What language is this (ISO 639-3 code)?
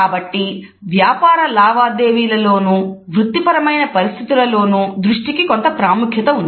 tel